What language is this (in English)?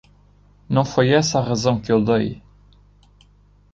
Portuguese